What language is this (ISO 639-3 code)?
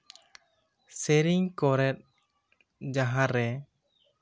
sat